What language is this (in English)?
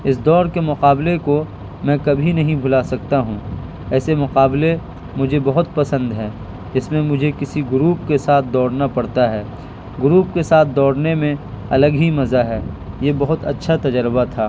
Urdu